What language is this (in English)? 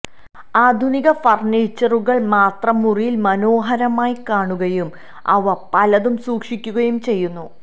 Malayalam